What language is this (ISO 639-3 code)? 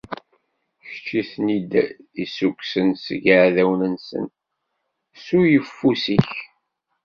kab